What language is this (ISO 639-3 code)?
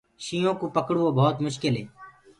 ggg